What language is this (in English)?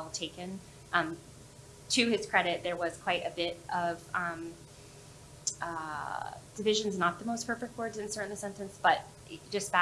English